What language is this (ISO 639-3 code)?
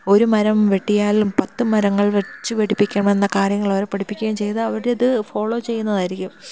mal